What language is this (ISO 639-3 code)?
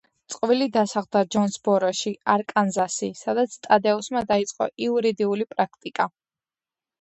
kat